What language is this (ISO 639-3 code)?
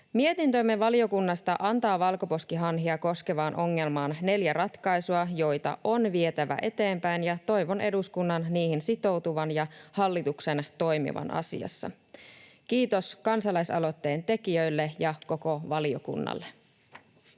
fin